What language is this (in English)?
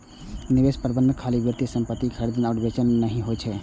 Maithili